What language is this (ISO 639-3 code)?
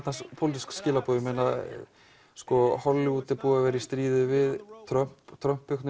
isl